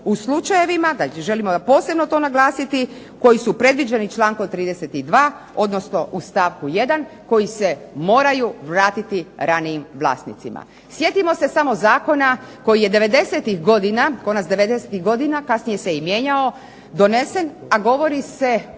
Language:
Croatian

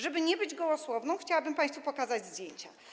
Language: Polish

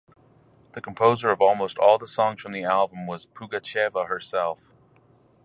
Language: English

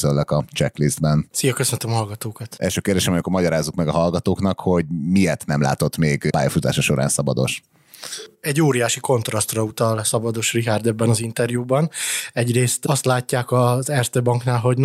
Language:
Hungarian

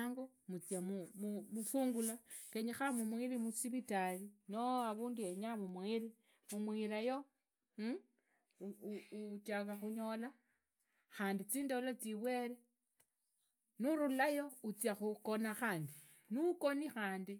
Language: Idakho-Isukha-Tiriki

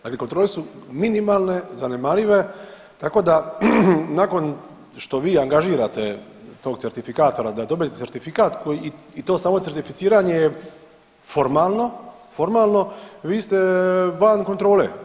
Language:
Croatian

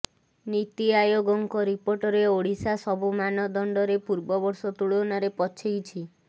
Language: Odia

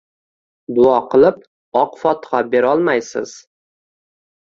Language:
Uzbek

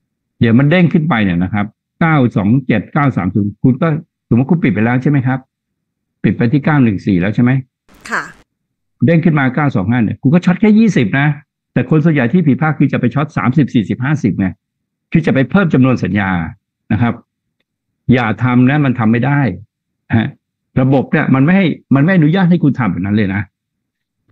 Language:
Thai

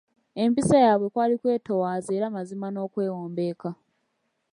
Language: Ganda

